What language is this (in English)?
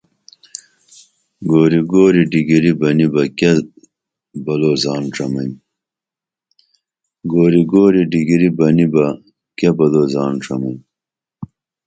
Dameli